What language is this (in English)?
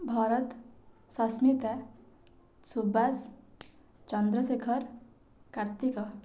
Odia